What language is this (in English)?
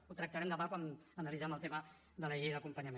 Catalan